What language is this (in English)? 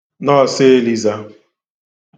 Igbo